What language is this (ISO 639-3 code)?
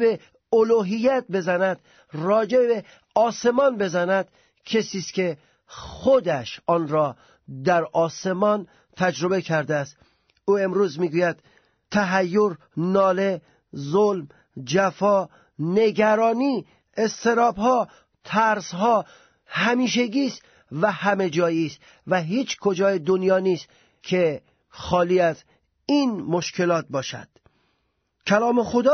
fas